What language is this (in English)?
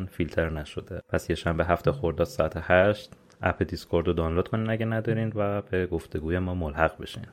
Persian